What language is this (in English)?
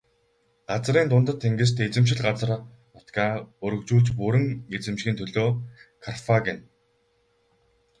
Mongolian